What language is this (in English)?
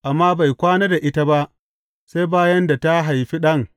Hausa